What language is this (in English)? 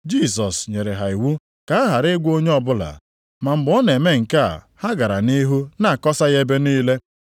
Igbo